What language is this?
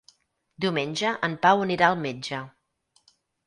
Catalan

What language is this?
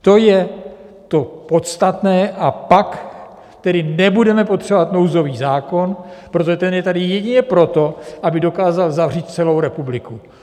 Czech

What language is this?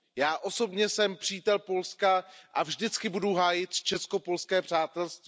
Czech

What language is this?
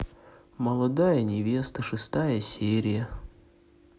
Russian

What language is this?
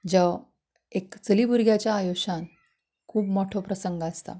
Konkani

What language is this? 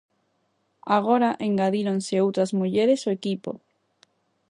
Galician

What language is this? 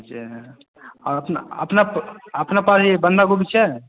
Maithili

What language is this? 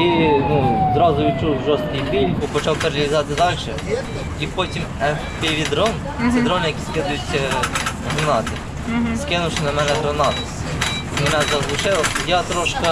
Ukrainian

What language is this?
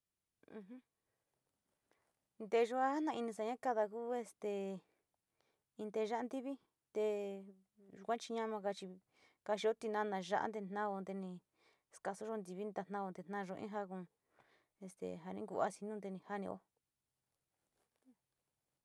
Sinicahua Mixtec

